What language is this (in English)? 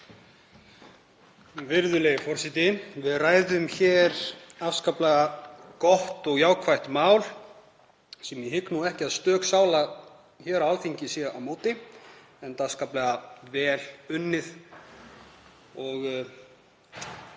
Icelandic